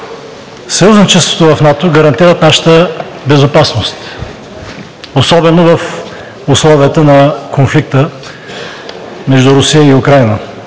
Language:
Bulgarian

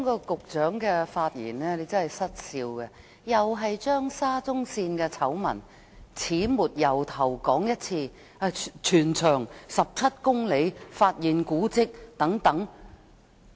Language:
Cantonese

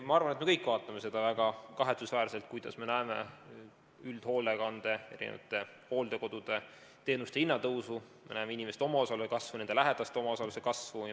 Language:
Estonian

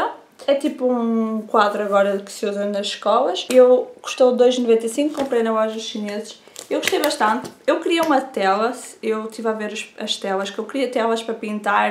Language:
Portuguese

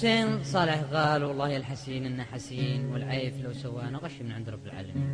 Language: Arabic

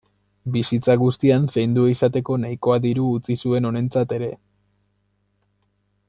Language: Basque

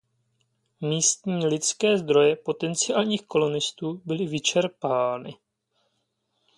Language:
Czech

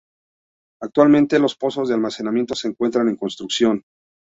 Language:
Spanish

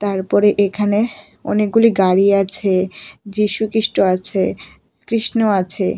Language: Bangla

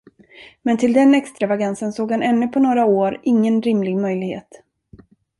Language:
Swedish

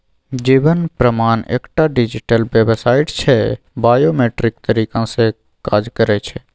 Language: Maithili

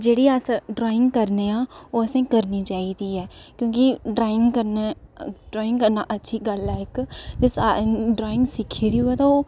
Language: Dogri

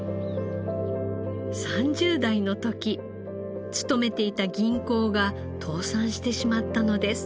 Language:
Japanese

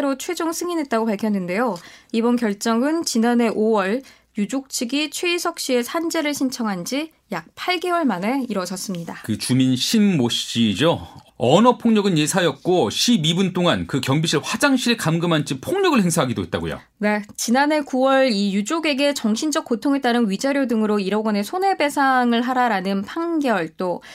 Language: Korean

